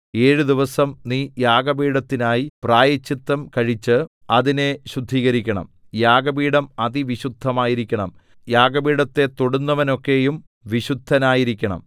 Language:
Malayalam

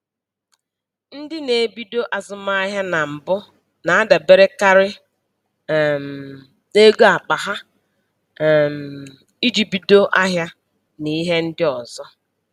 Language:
Igbo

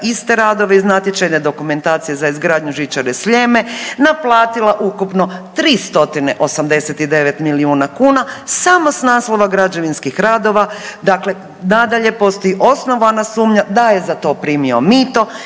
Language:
Croatian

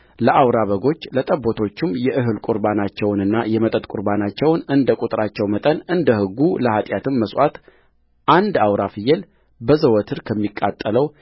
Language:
Amharic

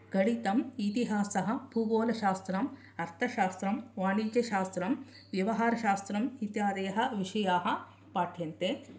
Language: Sanskrit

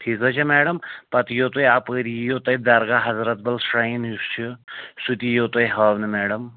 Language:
Kashmiri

